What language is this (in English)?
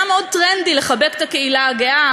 Hebrew